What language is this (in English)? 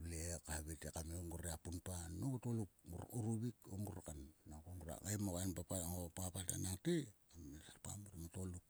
Sulka